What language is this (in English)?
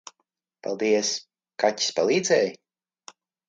Latvian